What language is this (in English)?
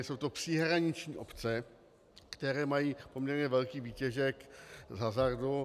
Czech